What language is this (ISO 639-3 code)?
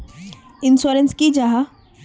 mag